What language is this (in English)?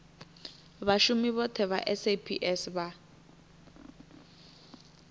Venda